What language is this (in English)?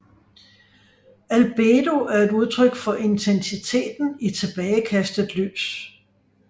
Danish